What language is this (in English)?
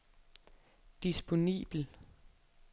Danish